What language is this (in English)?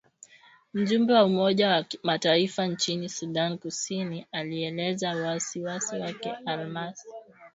Swahili